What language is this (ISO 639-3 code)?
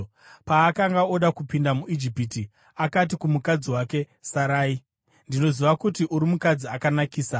sna